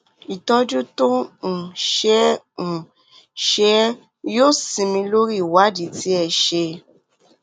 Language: Yoruba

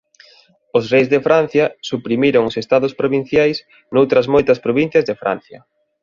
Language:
Galician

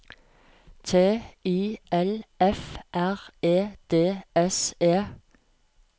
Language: Norwegian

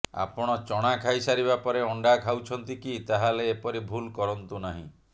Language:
Odia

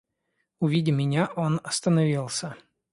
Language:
Russian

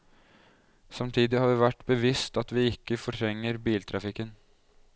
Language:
Norwegian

